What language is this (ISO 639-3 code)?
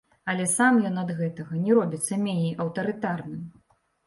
bel